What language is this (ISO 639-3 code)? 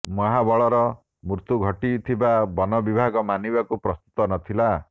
ori